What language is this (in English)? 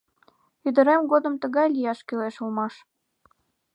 Mari